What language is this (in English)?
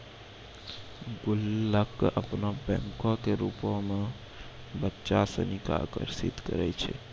Maithili